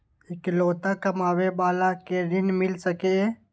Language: Maithili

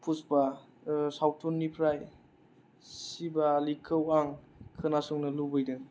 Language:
Bodo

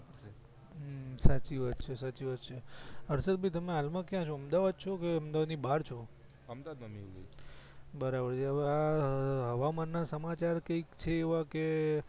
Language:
Gujarati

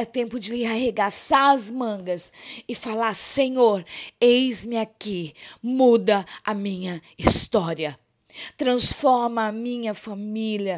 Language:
Portuguese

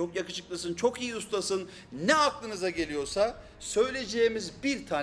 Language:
Turkish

